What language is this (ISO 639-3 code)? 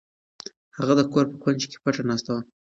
pus